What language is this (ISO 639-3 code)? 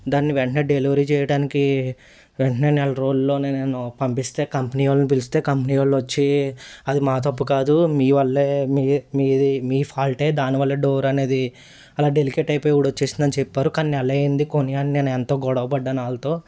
tel